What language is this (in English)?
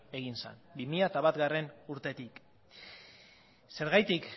Basque